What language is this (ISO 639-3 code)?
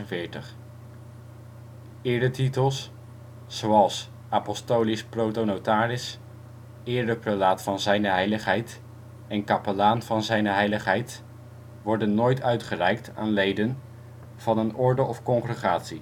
nld